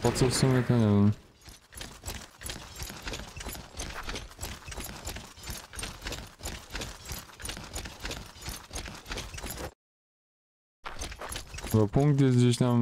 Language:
Polish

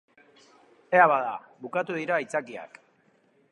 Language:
Basque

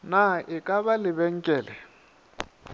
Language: Northern Sotho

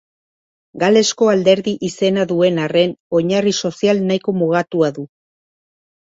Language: Basque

